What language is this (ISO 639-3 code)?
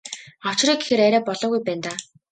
mon